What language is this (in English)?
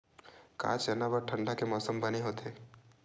Chhattisgarhi